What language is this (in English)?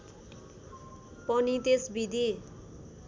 Nepali